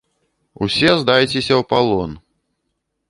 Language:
Belarusian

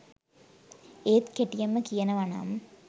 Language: Sinhala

